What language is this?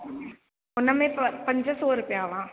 Sindhi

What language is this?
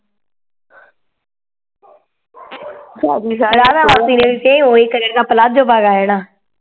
Punjabi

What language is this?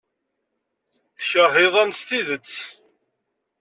Kabyle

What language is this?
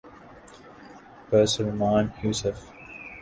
Urdu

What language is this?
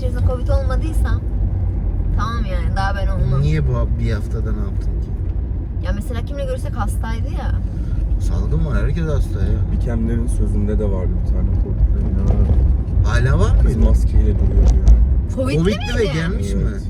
Turkish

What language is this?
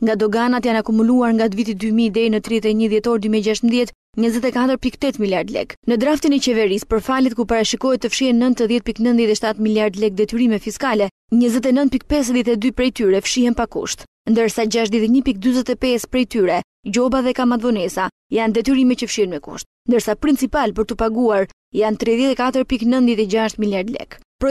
Romanian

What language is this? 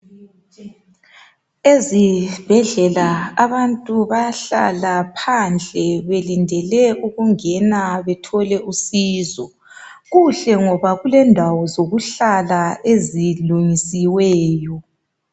North Ndebele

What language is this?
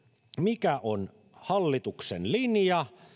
Finnish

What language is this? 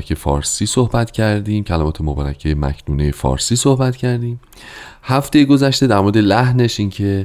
Persian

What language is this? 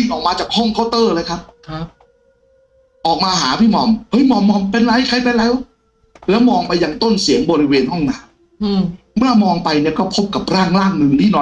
Thai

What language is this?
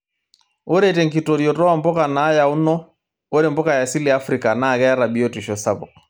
Masai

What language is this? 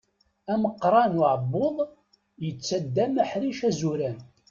Kabyle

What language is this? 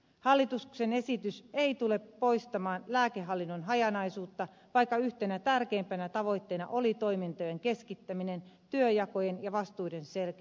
Finnish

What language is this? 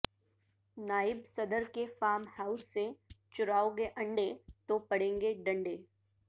Urdu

